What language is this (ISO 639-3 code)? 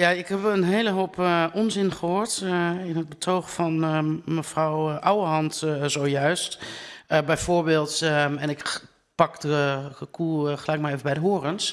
nld